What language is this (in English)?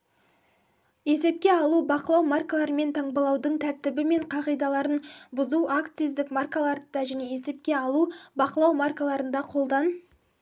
Kazakh